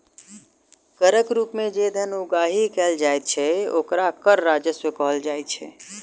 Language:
Maithili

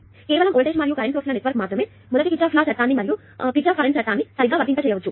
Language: Telugu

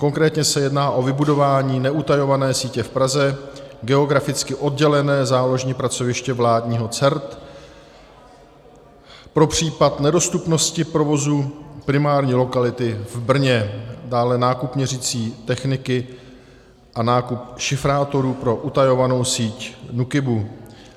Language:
Czech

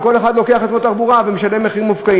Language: Hebrew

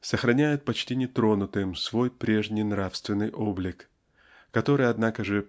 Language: Russian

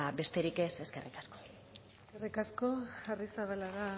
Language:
Basque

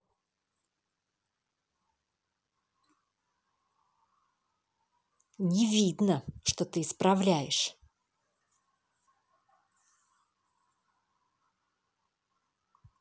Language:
Russian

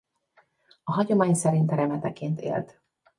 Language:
Hungarian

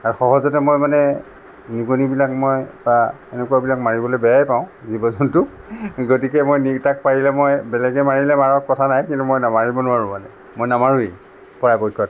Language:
Assamese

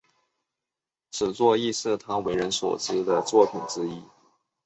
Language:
Chinese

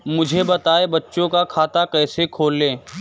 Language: Hindi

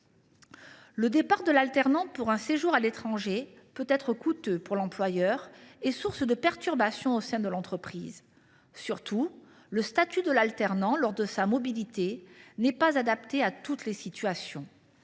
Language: French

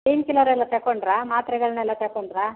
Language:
Kannada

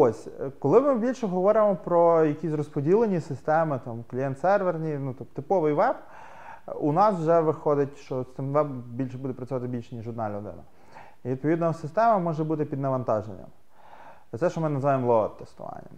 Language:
Ukrainian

